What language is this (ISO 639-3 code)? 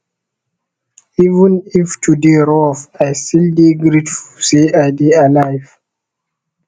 pcm